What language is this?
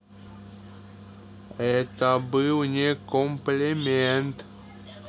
Russian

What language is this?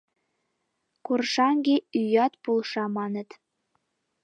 Mari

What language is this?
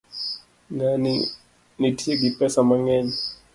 Luo (Kenya and Tanzania)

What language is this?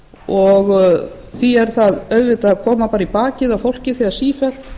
Icelandic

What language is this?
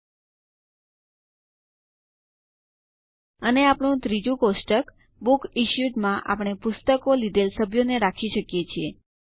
Gujarati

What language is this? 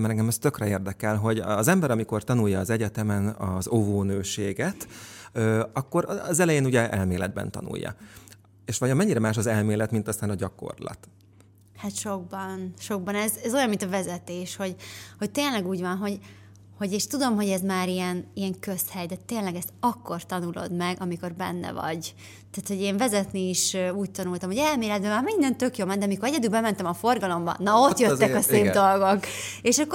Hungarian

